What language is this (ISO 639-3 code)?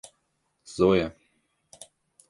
rus